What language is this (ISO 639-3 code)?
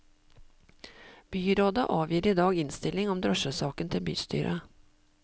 nor